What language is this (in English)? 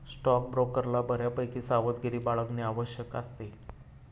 Marathi